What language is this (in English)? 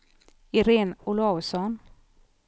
Swedish